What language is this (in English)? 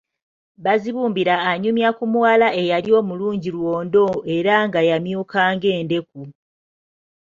Ganda